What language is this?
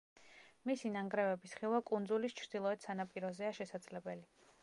Georgian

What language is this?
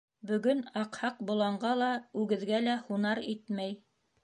Bashkir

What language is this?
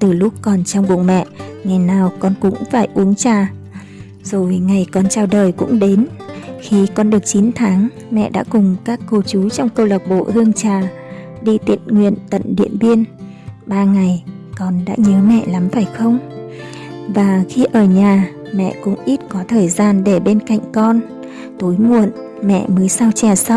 Vietnamese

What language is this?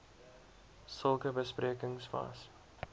Afrikaans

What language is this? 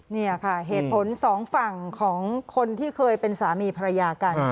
Thai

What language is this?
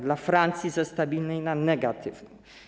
Polish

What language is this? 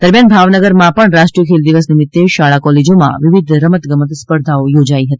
Gujarati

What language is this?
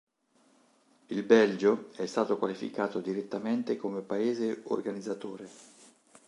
Italian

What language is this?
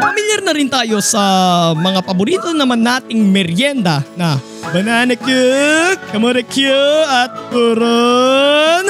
Filipino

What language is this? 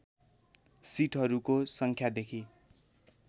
Nepali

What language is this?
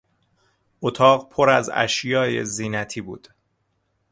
Persian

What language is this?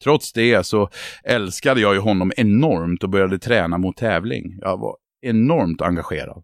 Swedish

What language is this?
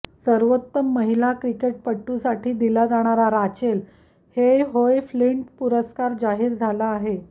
Marathi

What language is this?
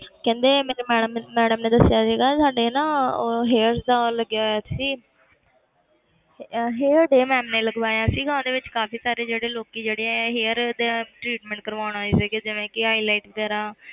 Punjabi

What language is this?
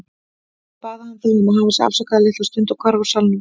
Icelandic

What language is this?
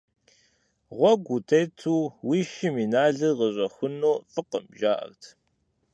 Kabardian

